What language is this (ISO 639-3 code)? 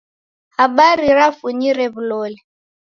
dav